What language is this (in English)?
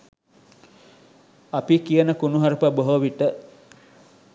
Sinhala